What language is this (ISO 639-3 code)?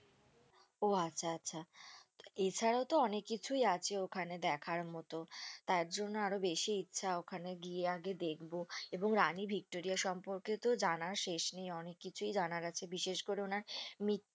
ben